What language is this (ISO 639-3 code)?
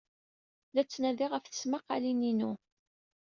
kab